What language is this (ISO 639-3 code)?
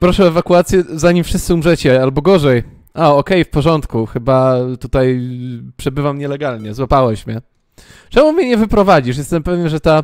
pol